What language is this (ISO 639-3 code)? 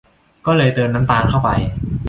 tha